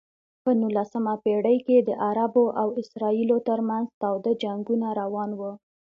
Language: Pashto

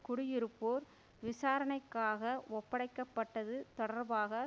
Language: Tamil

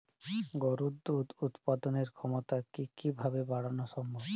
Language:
Bangla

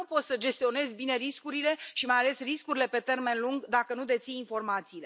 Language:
Romanian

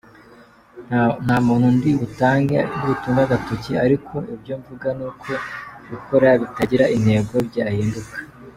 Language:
Kinyarwanda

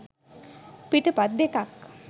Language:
Sinhala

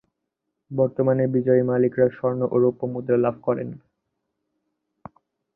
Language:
Bangla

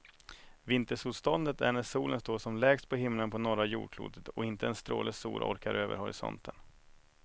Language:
Swedish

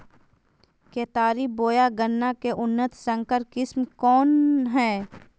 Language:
Magahi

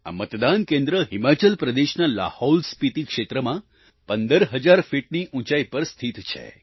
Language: Gujarati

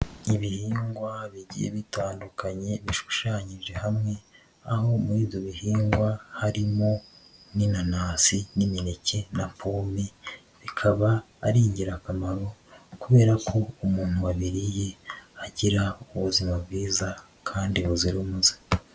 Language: Kinyarwanda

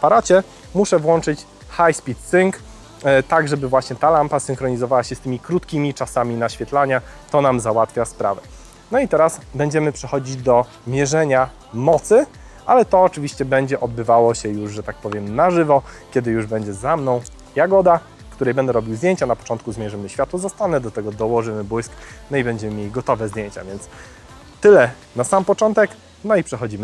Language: Polish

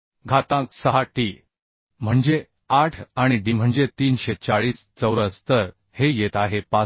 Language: Marathi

